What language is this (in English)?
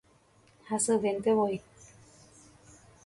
Guarani